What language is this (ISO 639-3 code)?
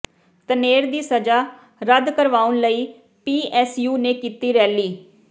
pan